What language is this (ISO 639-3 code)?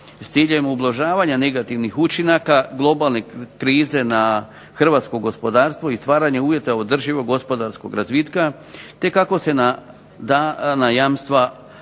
hrv